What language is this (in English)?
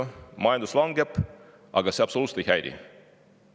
Estonian